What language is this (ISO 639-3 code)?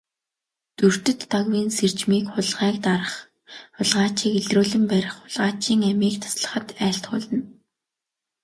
mon